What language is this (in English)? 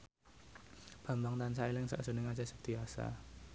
Javanese